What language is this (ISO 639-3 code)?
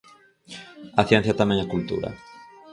glg